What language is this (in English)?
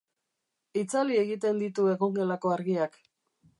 Basque